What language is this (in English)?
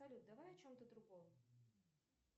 Russian